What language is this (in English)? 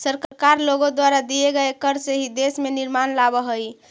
Magahi